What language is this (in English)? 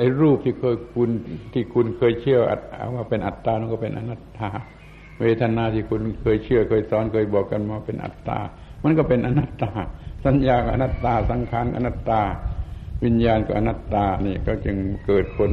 Thai